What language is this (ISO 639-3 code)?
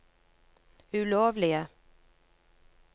nor